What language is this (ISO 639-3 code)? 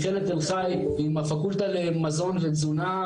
heb